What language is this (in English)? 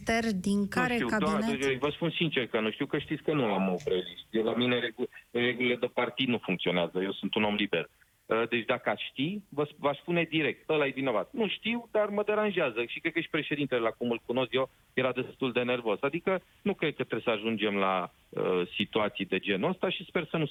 Romanian